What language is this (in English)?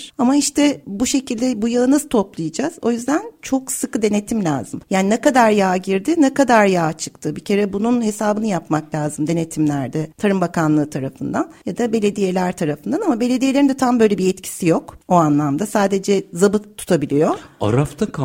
Turkish